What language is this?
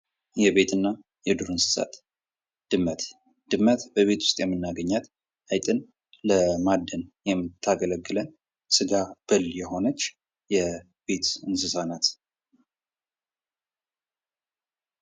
Amharic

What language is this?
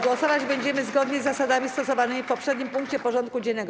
Polish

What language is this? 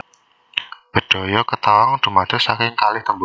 Javanese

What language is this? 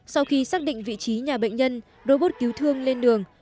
Vietnamese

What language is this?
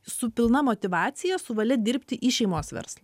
Lithuanian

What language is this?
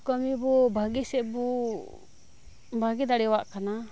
Santali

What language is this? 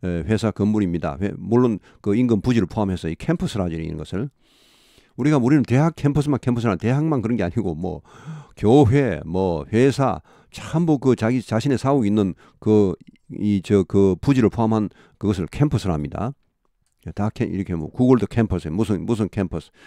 Korean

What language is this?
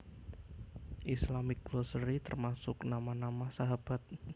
Javanese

